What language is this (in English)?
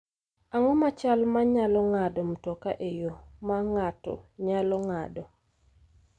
Luo (Kenya and Tanzania)